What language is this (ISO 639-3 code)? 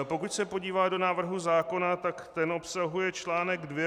ces